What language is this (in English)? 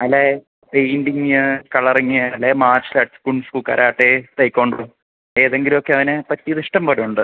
Malayalam